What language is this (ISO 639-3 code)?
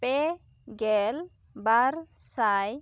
sat